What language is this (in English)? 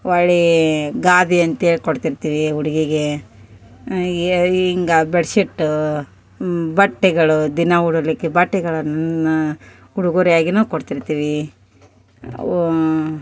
Kannada